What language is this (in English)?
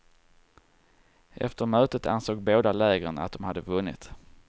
Swedish